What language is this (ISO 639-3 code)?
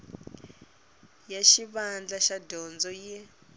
tso